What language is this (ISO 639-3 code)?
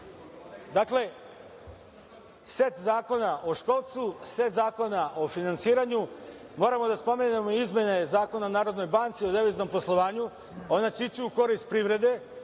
srp